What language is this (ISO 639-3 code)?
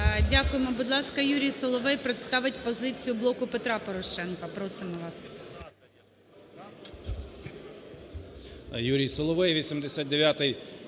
ukr